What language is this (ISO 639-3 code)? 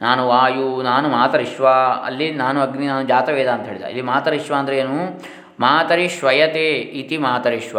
kan